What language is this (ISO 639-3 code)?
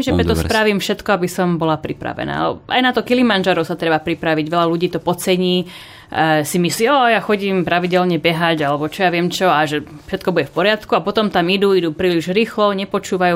slk